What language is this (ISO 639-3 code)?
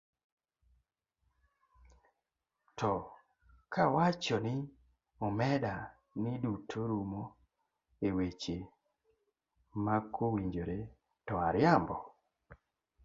luo